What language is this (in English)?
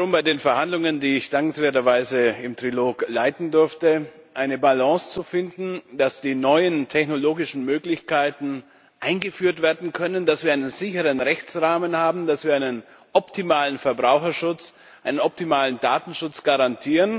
German